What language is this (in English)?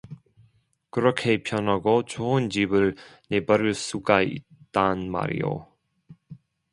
Korean